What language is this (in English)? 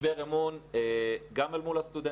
Hebrew